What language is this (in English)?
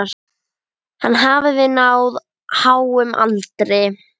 Icelandic